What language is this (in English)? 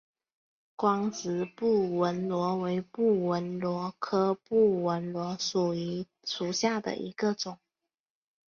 Chinese